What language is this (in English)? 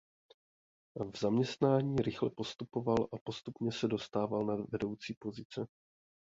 Czech